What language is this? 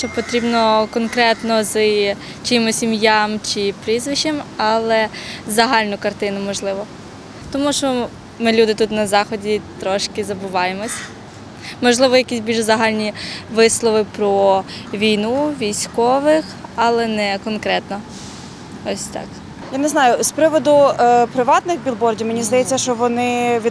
Ukrainian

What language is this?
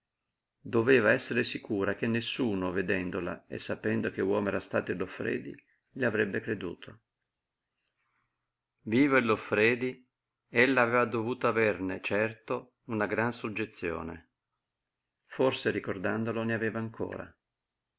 Italian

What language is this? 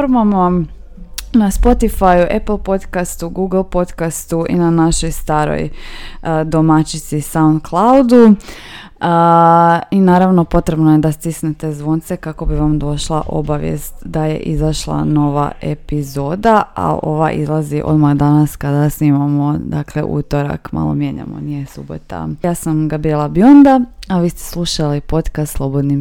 Croatian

